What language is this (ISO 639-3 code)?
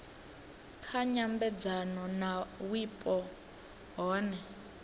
ven